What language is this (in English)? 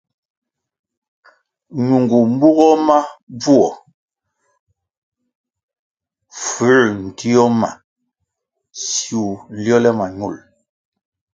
Kwasio